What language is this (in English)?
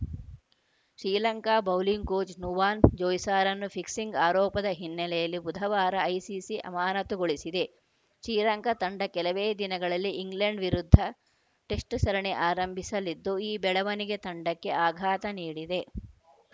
Kannada